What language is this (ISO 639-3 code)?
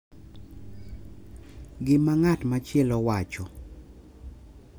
luo